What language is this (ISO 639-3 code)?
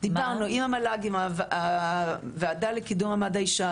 heb